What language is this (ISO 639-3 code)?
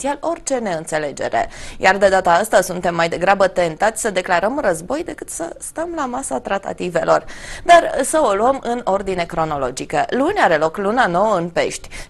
ron